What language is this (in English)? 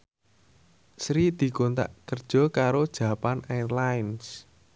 Javanese